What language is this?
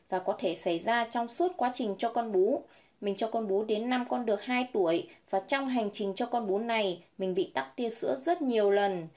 Vietnamese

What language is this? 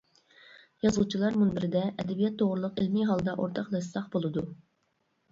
Uyghur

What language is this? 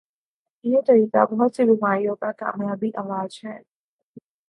Urdu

